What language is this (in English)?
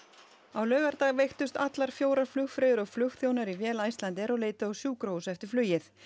Icelandic